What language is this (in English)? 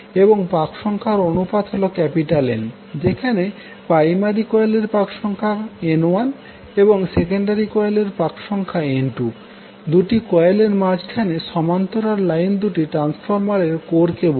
Bangla